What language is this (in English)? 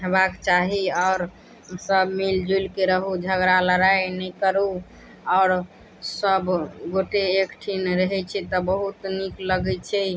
Maithili